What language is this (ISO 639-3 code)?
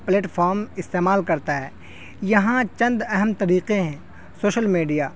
urd